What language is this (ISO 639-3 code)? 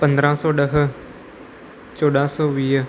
snd